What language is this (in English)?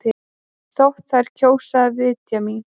Icelandic